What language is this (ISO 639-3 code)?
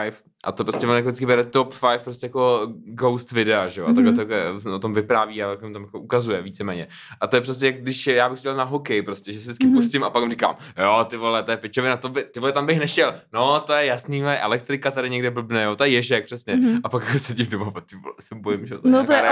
ces